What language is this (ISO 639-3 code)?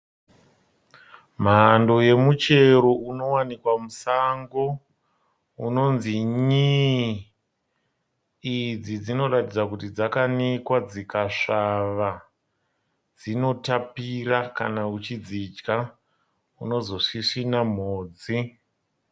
sna